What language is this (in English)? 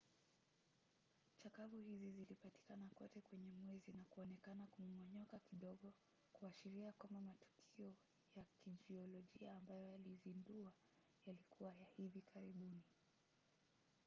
Swahili